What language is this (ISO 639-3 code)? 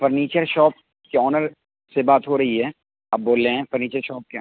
urd